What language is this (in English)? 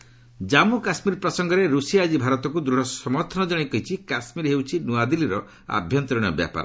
Odia